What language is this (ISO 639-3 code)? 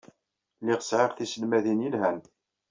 kab